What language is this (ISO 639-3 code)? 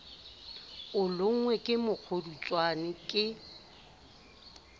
sot